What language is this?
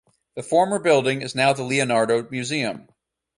English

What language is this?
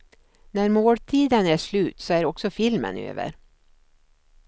Swedish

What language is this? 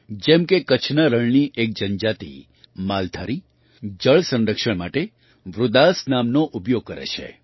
Gujarati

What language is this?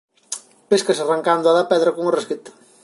Galician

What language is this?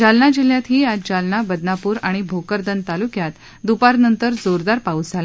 Marathi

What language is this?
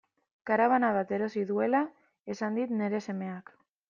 Basque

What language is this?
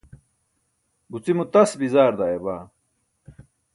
Burushaski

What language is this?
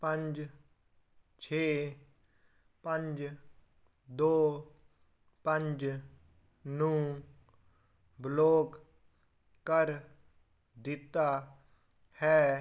Punjabi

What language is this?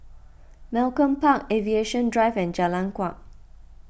English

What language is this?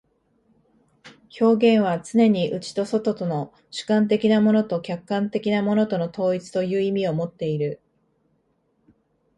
Japanese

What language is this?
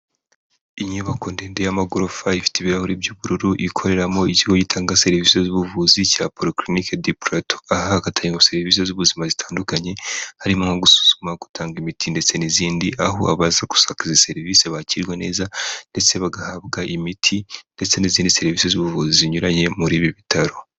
Kinyarwanda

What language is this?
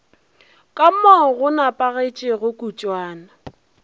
Northern Sotho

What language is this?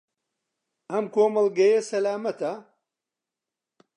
Central Kurdish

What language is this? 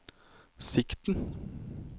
Norwegian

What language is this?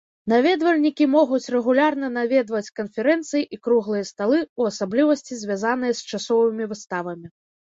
Belarusian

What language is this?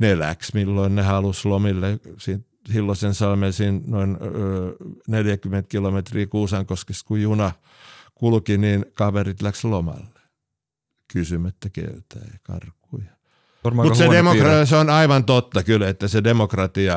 Finnish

